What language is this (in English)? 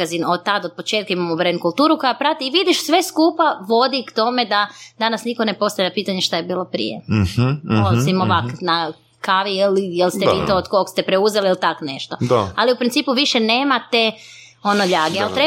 Croatian